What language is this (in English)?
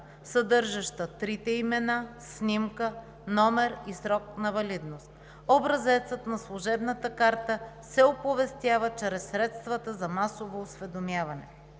Bulgarian